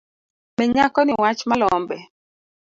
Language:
Luo (Kenya and Tanzania)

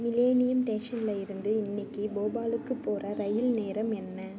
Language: Tamil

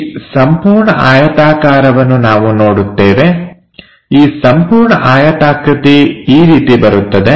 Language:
Kannada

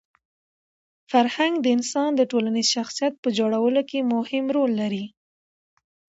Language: Pashto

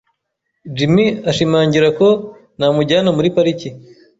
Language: Kinyarwanda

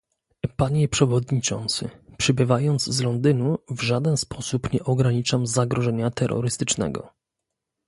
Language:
Polish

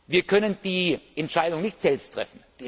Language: German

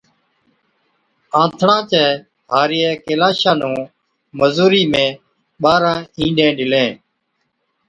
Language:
Od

